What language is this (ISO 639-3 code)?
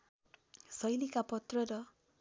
nep